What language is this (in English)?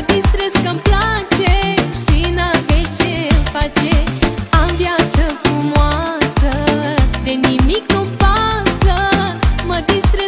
Romanian